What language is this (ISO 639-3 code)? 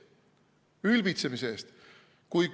est